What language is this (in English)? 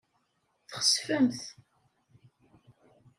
Kabyle